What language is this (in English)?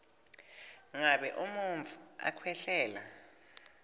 Swati